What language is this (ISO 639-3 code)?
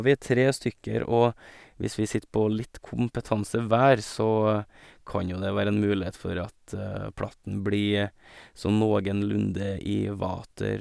nor